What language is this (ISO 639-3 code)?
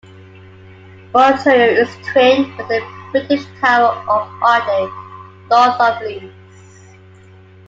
eng